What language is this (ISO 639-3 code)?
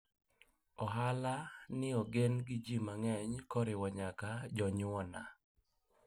luo